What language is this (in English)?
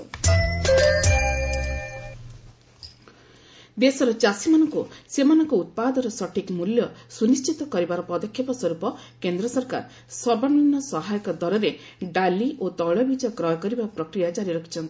Odia